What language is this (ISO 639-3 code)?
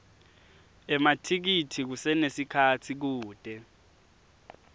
ssw